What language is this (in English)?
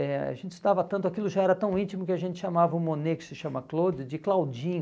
Portuguese